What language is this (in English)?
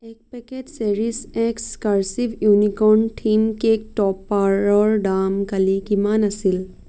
Assamese